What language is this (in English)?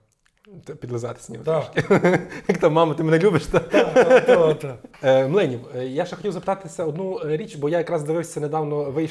Ukrainian